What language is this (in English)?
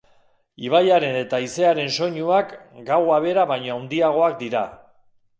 Basque